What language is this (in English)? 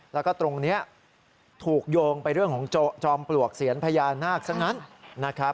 Thai